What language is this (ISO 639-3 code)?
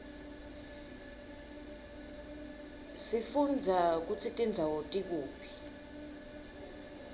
ssw